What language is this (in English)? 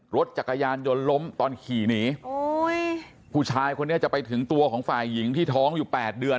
Thai